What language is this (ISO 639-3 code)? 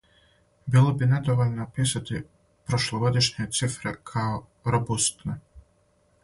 srp